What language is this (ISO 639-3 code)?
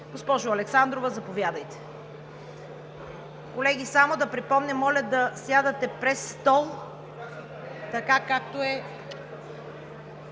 bul